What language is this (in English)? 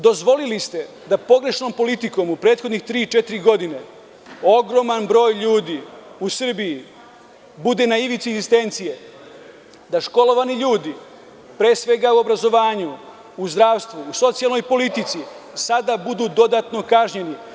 Serbian